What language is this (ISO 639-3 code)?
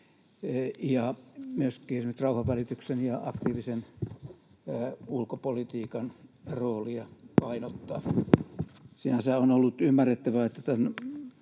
fin